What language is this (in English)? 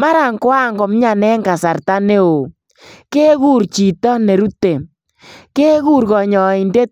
Kalenjin